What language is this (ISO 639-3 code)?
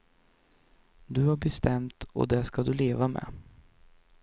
swe